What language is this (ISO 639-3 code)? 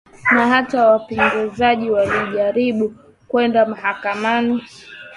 swa